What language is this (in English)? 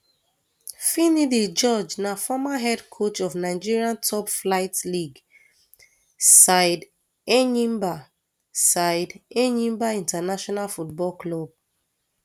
Nigerian Pidgin